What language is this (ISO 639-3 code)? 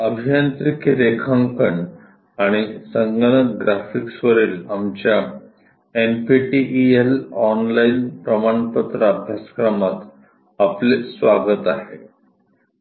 mar